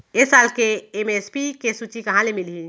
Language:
Chhattisgarhi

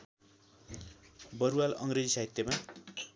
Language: Nepali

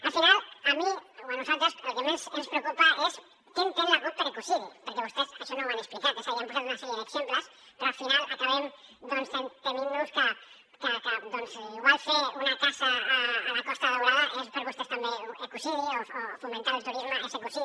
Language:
Catalan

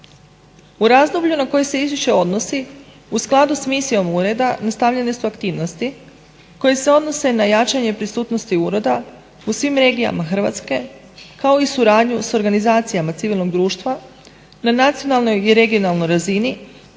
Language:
Croatian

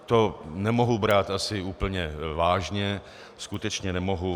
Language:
Czech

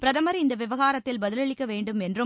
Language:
Tamil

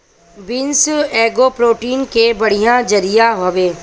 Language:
Bhojpuri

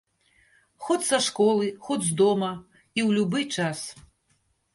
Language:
Belarusian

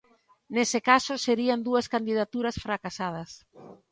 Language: Galician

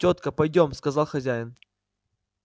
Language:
Russian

